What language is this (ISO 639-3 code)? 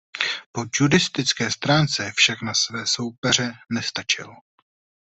ces